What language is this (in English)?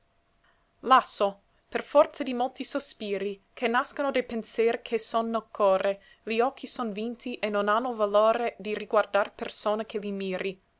Italian